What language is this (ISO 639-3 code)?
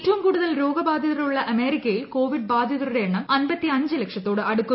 mal